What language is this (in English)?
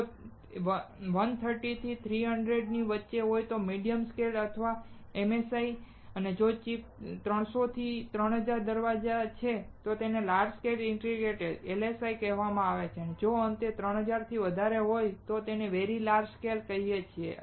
Gujarati